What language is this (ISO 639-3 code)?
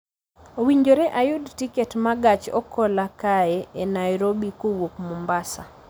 luo